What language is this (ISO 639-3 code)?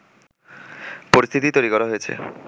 ben